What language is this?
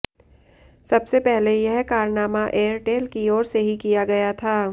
Hindi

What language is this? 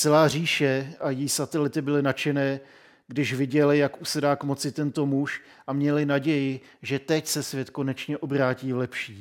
Czech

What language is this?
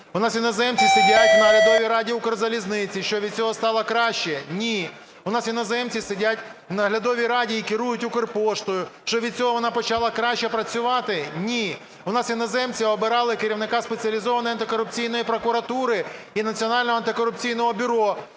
Ukrainian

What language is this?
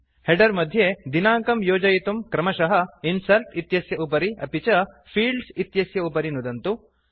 Sanskrit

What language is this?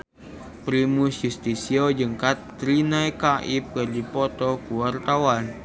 Sundanese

